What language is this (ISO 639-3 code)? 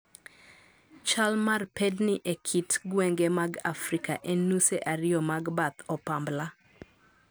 luo